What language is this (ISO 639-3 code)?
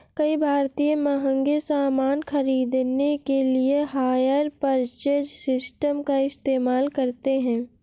hin